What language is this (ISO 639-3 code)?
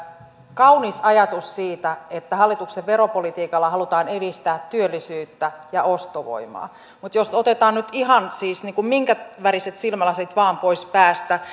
fin